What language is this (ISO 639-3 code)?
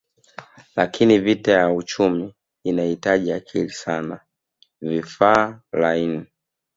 swa